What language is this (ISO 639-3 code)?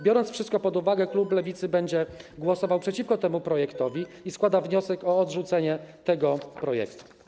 pol